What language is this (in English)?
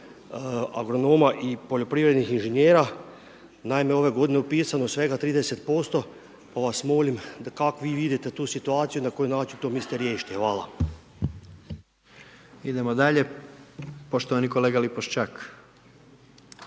Croatian